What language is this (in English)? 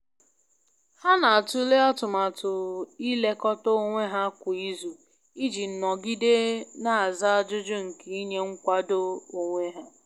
Igbo